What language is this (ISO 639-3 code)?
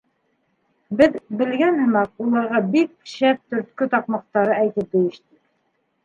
bak